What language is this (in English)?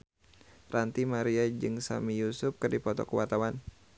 Sundanese